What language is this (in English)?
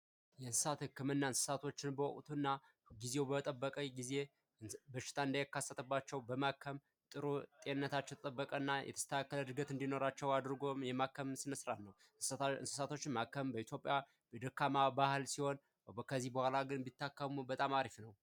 Amharic